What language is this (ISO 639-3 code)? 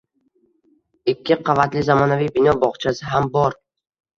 uzb